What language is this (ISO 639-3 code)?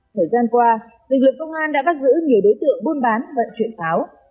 vie